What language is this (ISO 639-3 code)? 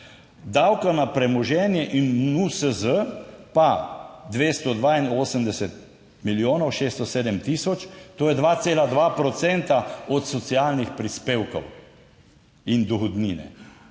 slv